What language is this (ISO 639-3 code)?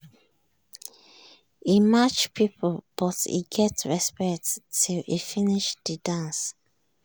pcm